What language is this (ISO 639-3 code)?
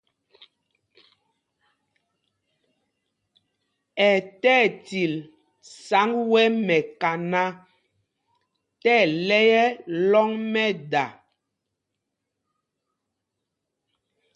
mgg